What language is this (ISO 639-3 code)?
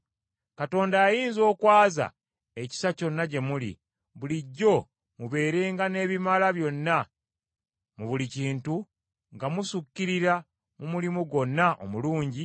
lug